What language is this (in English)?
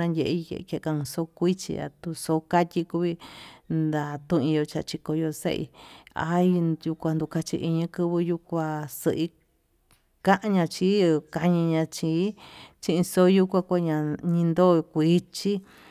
Tututepec Mixtec